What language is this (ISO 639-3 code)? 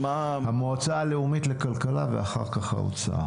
heb